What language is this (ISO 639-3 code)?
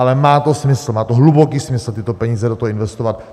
ces